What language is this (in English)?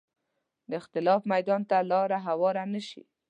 Pashto